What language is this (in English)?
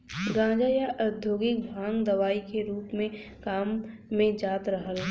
Bhojpuri